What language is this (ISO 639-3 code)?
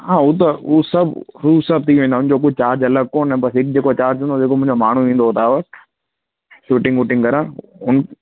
snd